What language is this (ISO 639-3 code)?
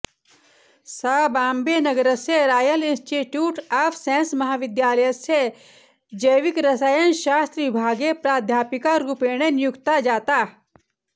san